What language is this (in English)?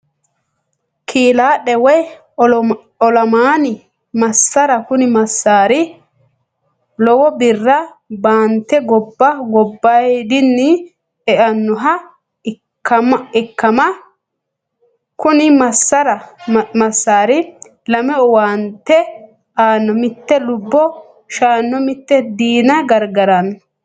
Sidamo